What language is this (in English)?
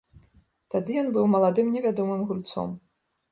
Belarusian